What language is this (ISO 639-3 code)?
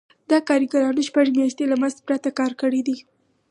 pus